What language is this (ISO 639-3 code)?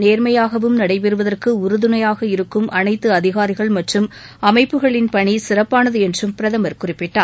tam